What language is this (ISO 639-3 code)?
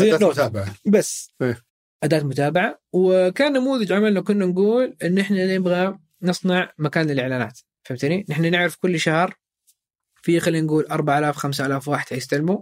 ara